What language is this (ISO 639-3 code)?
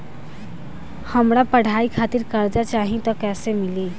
bho